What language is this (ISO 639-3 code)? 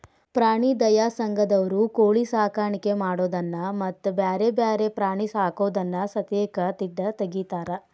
kan